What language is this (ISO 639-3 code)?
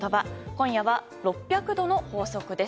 jpn